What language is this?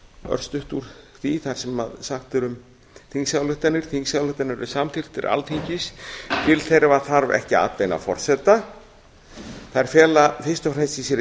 Icelandic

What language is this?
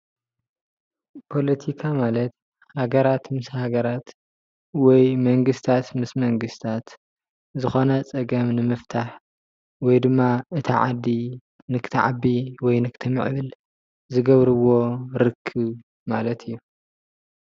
Tigrinya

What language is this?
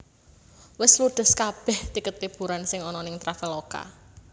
Javanese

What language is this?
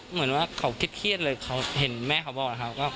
Thai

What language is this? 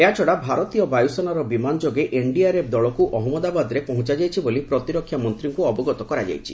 Odia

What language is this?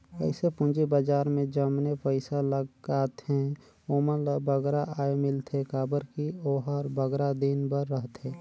Chhattisgarhi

